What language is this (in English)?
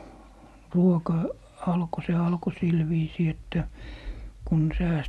Finnish